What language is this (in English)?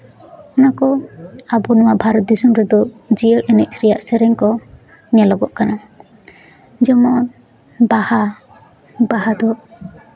Santali